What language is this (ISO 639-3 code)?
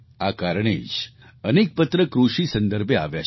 guj